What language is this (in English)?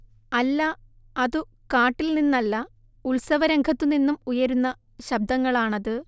Malayalam